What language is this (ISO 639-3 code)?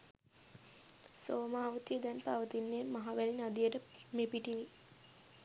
sin